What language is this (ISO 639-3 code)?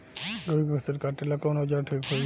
bho